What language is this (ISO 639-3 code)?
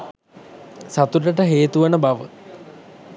sin